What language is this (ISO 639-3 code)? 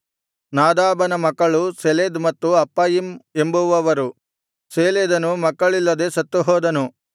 kan